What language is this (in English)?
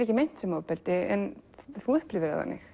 Icelandic